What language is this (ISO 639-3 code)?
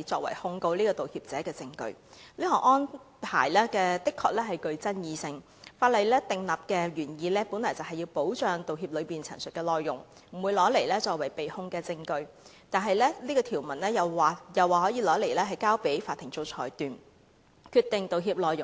yue